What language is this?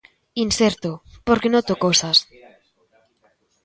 Galician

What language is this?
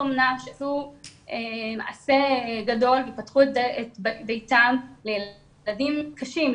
Hebrew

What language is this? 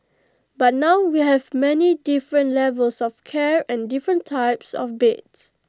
English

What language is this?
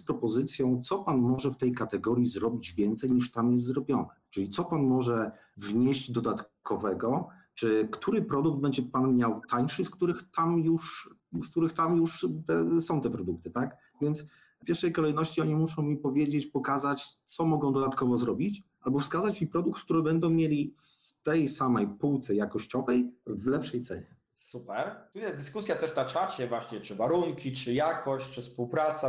Polish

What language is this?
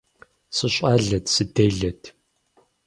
Kabardian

